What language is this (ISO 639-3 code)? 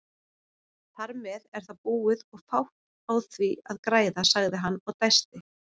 isl